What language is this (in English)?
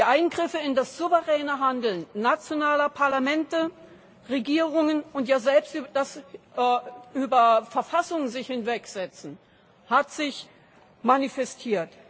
German